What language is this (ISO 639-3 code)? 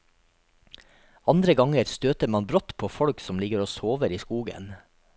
nor